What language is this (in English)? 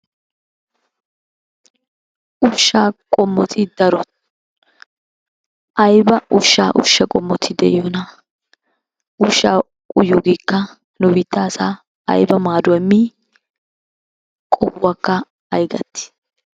Wolaytta